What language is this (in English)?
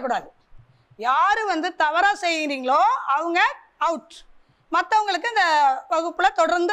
Tamil